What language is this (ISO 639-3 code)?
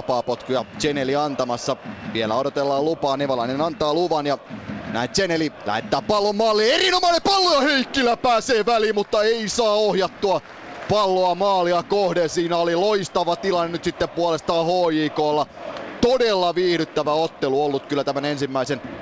fin